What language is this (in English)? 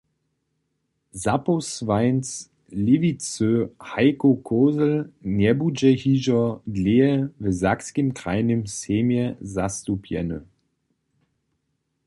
Upper Sorbian